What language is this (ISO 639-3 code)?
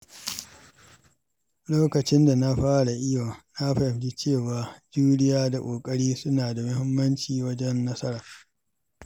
hau